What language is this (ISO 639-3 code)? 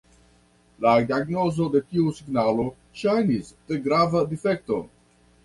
epo